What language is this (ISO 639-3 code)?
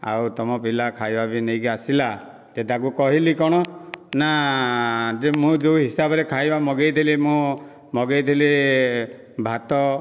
ori